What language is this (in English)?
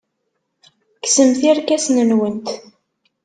Kabyle